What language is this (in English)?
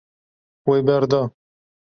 Kurdish